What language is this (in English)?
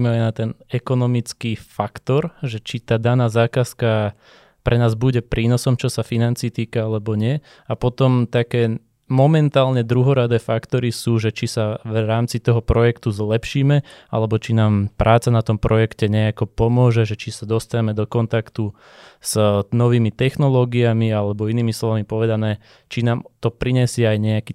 Slovak